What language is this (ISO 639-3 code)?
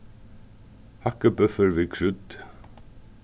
fao